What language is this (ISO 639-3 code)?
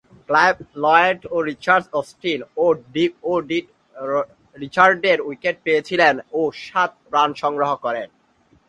ben